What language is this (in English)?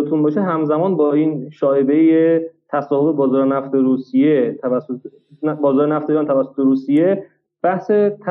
Persian